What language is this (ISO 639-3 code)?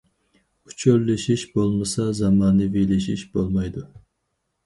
uig